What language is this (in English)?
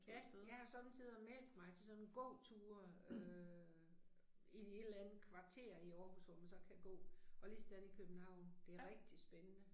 Danish